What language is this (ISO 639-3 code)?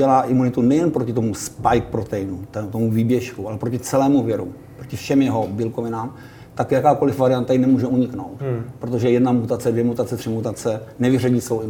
ces